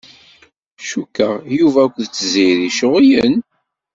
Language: Kabyle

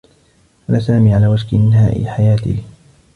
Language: Arabic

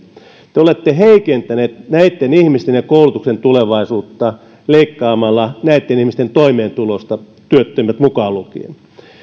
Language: Finnish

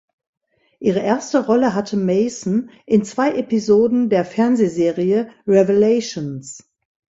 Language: German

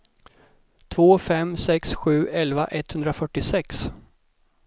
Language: Swedish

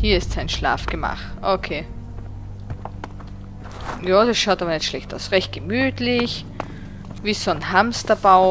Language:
German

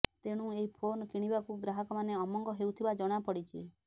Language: Odia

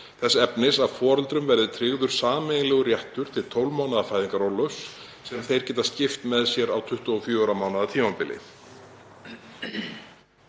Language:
Icelandic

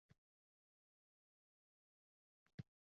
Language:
Uzbek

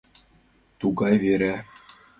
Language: Mari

